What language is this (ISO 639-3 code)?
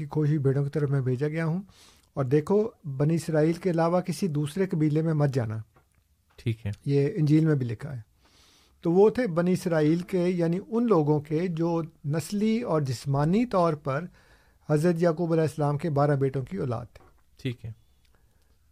urd